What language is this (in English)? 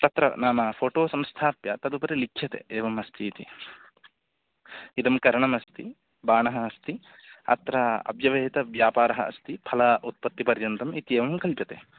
Sanskrit